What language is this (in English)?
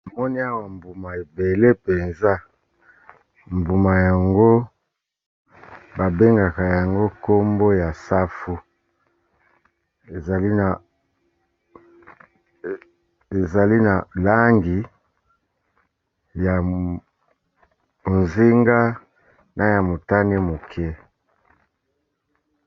Lingala